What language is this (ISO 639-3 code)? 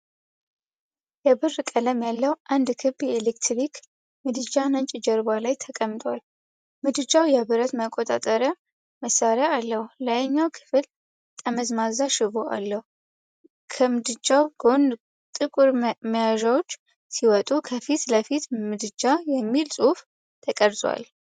amh